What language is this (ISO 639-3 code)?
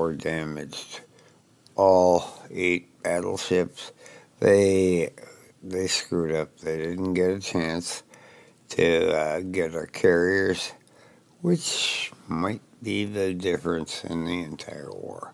eng